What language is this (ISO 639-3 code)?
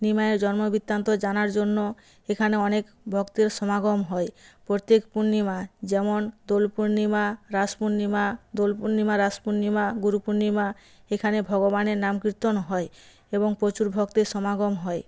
ben